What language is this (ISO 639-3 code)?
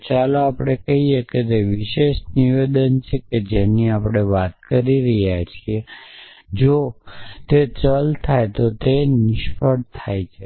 guj